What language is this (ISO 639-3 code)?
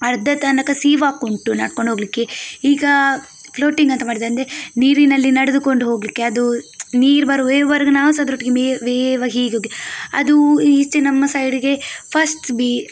kan